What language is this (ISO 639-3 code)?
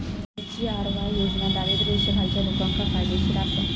mar